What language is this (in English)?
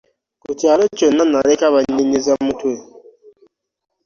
Ganda